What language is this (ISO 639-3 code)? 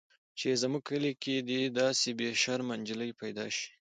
pus